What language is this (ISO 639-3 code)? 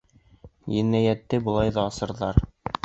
bak